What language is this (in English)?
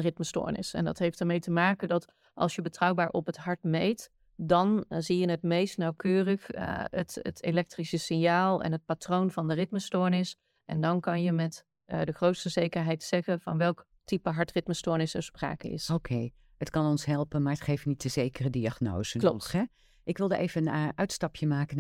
Dutch